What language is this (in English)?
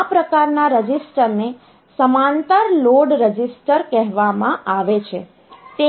Gujarati